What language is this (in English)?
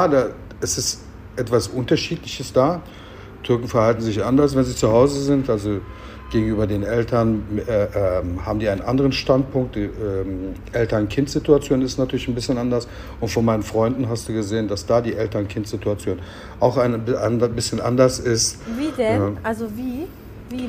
German